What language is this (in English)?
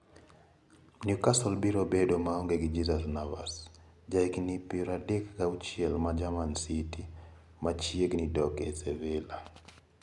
Luo (Kenya and Tanzania)